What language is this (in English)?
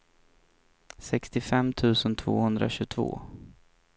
Swedish